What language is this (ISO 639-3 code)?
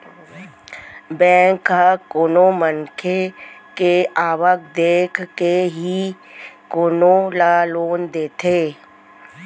hne